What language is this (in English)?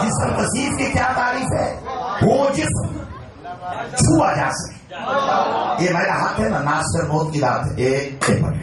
Arabic